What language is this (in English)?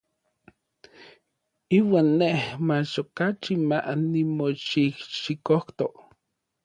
Orizaba Nahuatl